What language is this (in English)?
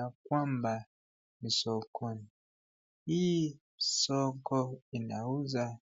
Swahili